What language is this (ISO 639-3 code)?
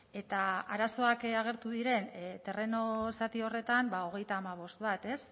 eus